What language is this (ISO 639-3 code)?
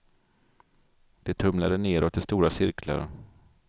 swe